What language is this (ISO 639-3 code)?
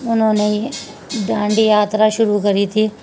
urd